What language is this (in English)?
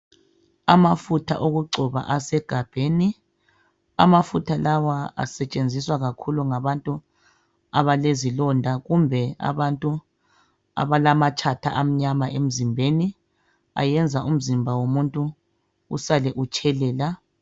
North Ndebele